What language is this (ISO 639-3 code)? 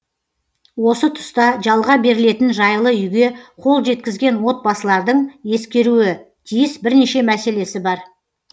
kaz